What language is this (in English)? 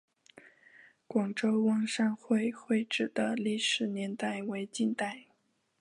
Chinese